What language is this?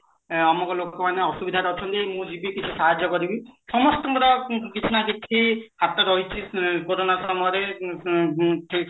Odia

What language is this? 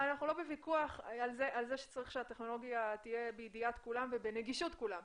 Hebrew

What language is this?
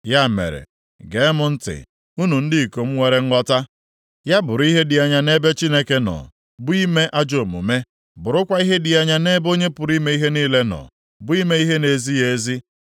Igbo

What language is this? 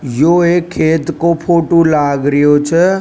Rajasthani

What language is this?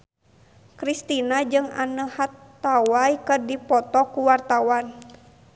Sundanese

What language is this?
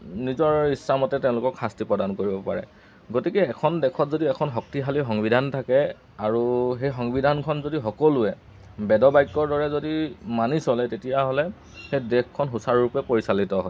Assamese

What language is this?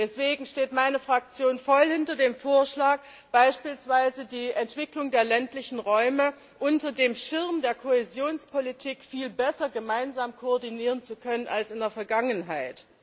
German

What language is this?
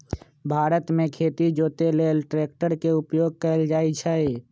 Magahi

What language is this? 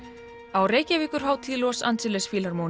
Icelandic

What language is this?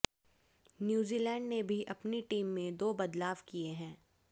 Hindi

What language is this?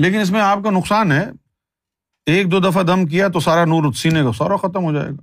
Urdu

